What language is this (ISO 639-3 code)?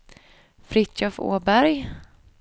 swe